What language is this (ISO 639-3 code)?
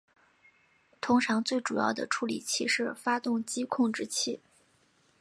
zho